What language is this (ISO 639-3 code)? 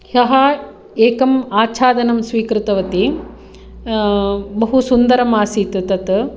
san